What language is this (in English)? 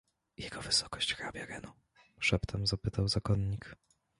Polish